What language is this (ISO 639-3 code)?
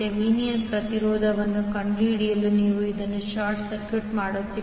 kan